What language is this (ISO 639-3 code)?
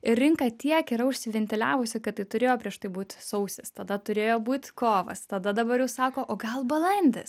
lit